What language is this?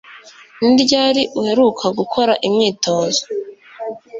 Kinyarwanda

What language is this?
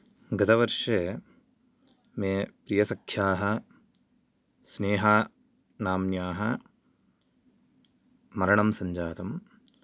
Sanskrit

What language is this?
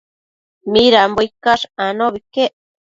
Matsés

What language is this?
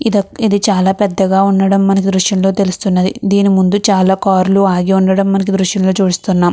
Telugu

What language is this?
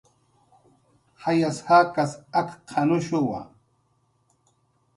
Jaqaru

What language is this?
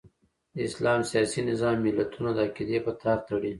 Pashto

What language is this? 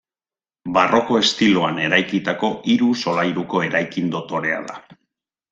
Basque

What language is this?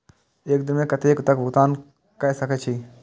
Maithili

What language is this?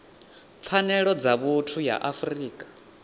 Venda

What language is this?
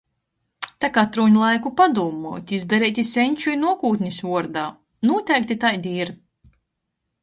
Latgalian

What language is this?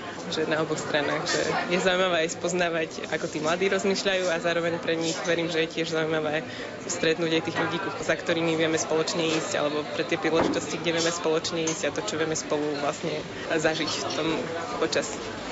Slovak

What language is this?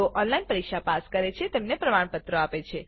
Gujarati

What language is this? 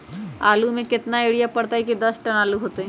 Magahi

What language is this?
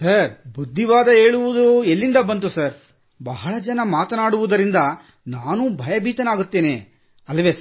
Kannada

